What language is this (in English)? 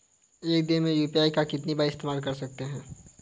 Hindi